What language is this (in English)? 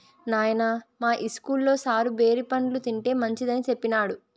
Telugu